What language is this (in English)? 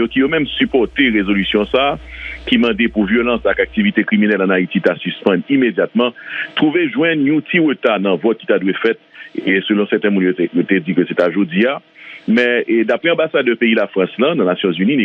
French